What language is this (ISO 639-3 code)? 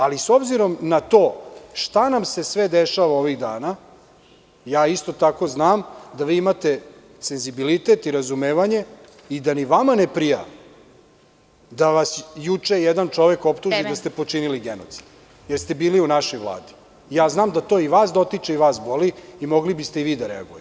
srp